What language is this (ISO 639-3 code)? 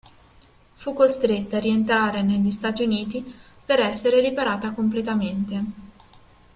ita